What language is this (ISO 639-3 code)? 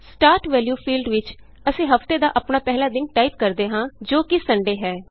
pan